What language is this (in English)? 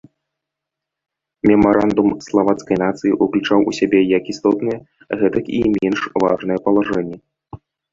Belarusian